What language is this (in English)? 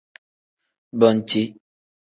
Tem